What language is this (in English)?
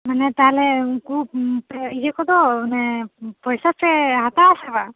Santali